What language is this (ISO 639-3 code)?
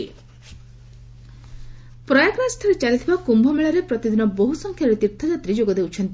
ori